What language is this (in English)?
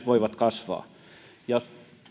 Finnish